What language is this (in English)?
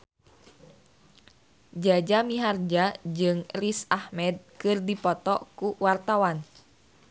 Sundanese